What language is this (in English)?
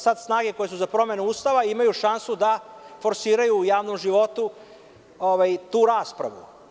Serbian